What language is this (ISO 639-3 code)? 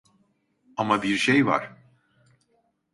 tur